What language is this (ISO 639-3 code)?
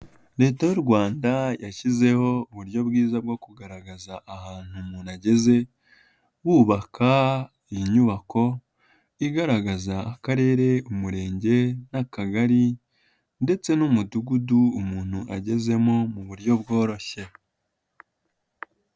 kin